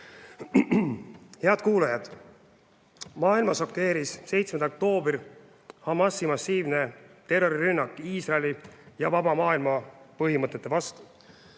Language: Estonian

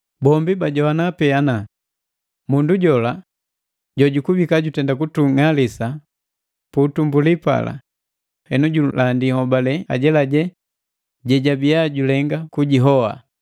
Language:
Matengo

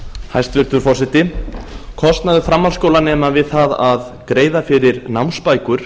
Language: Icelandic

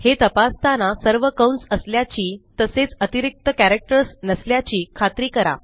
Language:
Marathi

